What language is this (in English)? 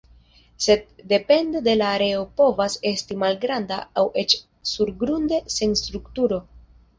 Esperanto